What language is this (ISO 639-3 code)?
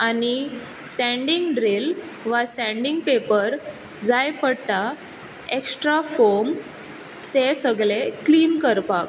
kok